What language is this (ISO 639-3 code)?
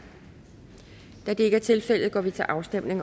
dan